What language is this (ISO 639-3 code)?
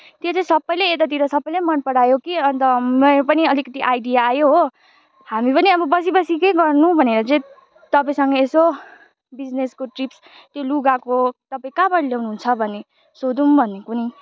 nep